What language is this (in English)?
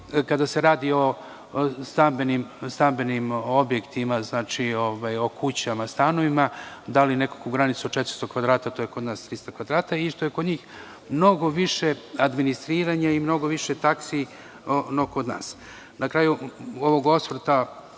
Serbian